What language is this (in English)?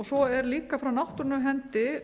Icelandic